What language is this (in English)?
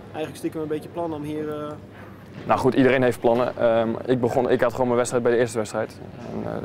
Dutch